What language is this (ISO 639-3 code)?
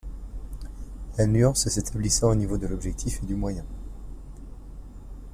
fra